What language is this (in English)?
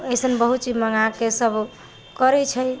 Maithili